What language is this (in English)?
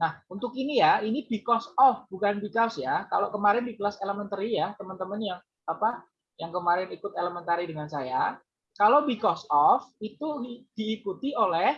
Indonesian